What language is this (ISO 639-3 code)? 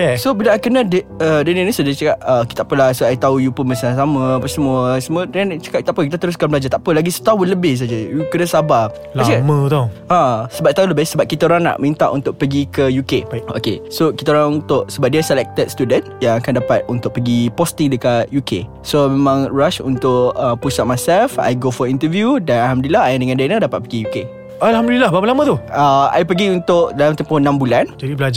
msa